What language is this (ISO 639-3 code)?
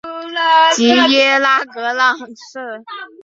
zho